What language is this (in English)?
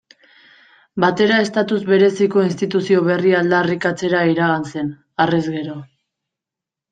Basque